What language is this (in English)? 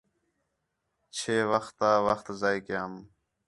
Khetrani